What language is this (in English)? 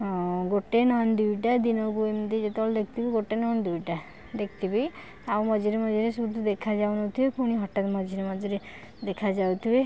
Odia